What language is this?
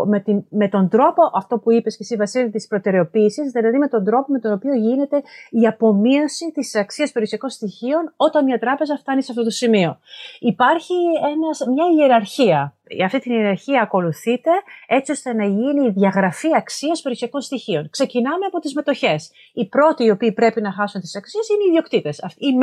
Greek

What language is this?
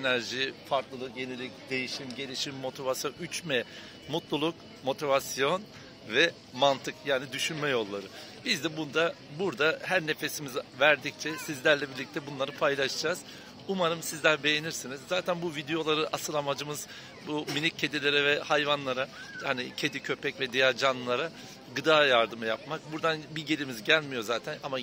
Turkish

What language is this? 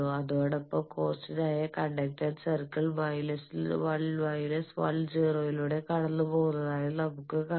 Malayalam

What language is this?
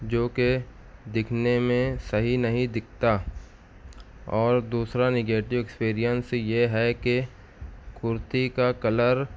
Urdu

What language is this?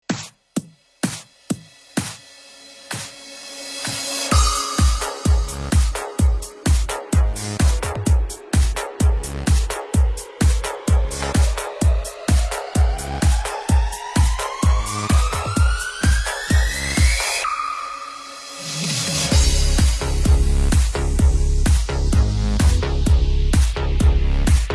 Dutch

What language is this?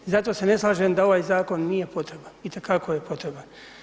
Croatian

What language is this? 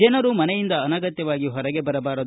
Kannada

